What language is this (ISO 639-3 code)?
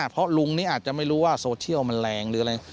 tha